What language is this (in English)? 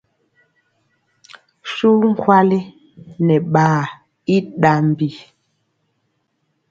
Mpiemo